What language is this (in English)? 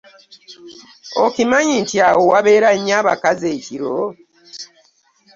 Ganda